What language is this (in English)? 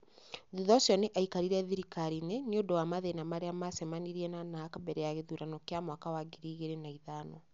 Kikuyu